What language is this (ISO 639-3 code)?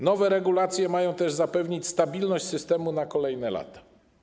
pol